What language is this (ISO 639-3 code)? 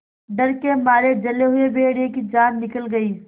hin